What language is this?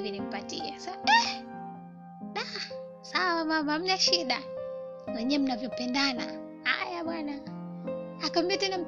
Swahili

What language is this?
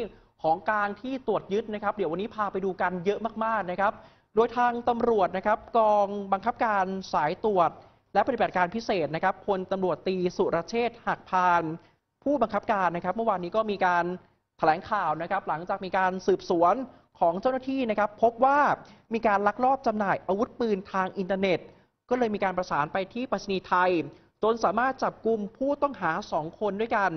Thai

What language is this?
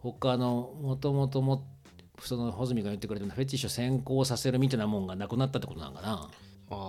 Japanese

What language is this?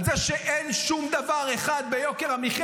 Hebrew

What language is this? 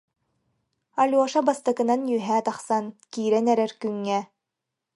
Yakut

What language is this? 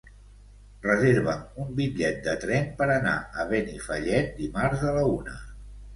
Catalan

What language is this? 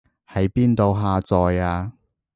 Cantonese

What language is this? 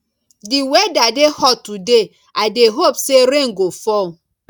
Nigerian Pidgin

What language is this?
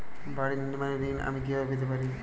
Bangla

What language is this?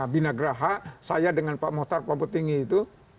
Indonesian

